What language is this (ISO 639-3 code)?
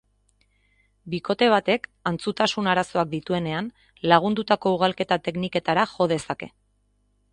eus